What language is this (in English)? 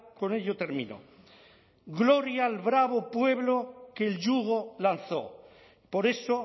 Spanish